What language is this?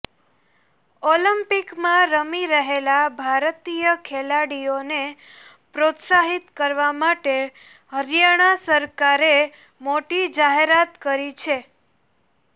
Gujarati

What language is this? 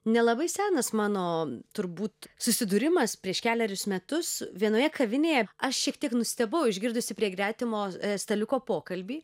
Lithuanian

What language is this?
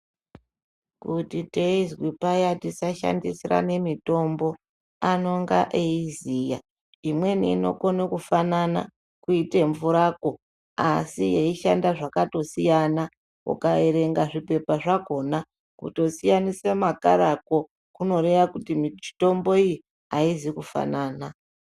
Ndau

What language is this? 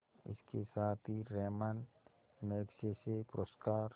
Hindi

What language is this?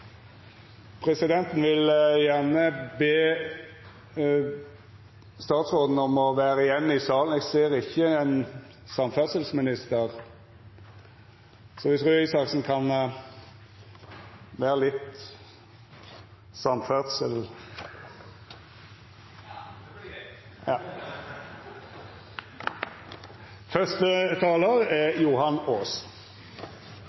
Norwegian Nynorsk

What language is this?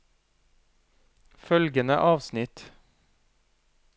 Norwegian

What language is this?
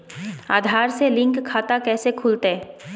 Magahi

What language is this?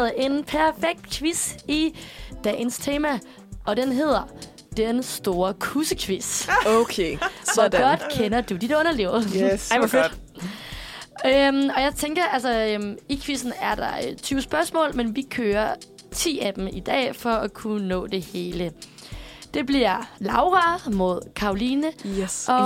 Danish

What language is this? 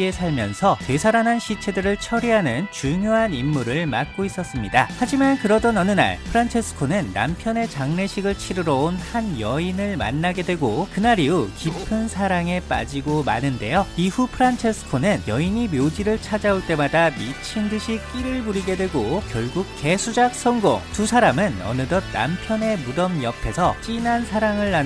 Korean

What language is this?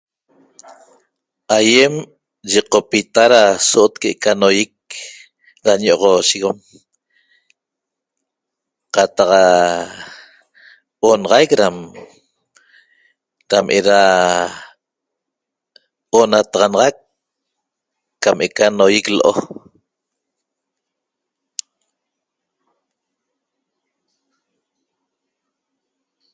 Toba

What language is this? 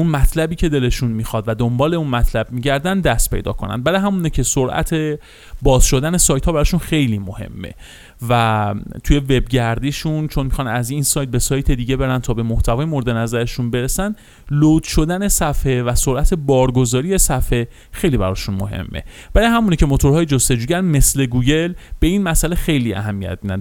Persian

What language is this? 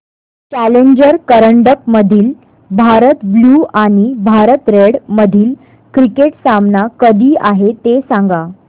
Marathi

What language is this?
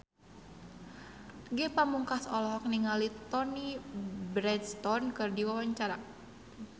Sundanese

